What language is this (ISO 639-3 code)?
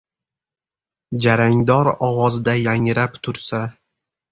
uzb